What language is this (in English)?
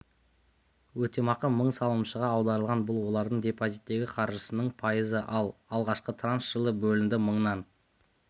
Kazakh